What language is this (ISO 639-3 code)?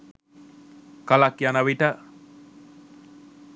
sin